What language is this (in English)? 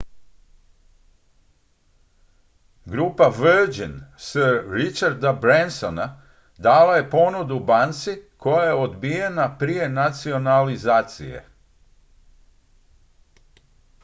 Croatian